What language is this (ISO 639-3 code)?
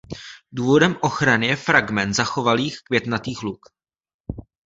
ces